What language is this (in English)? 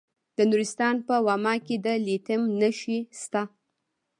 Pashto